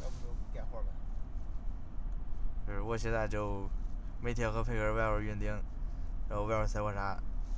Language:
Chinese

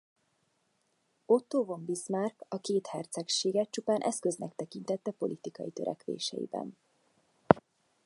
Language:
Hungarian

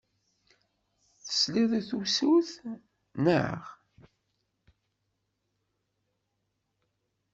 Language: Kabyle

